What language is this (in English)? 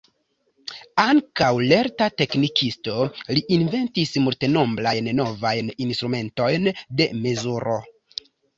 Esperanto